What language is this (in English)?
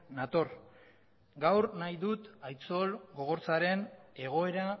Basque